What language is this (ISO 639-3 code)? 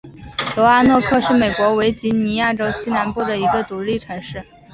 zho